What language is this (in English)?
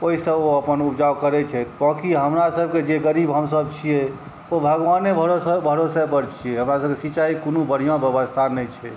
Maithili